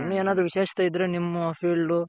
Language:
Kannada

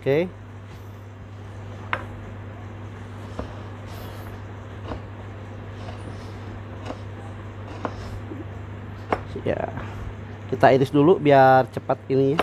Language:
Indonesian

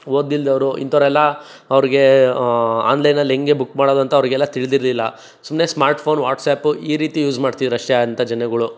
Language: Kannada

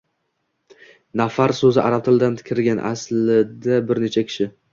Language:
Uzbek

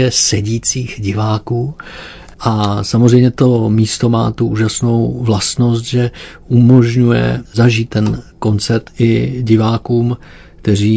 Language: Czech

